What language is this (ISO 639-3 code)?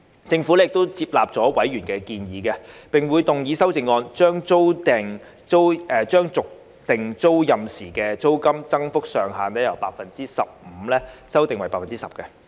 yue